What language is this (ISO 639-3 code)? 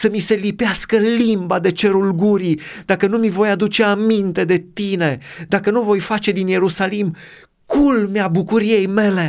ron